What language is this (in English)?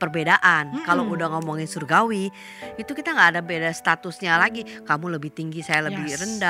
Indonesian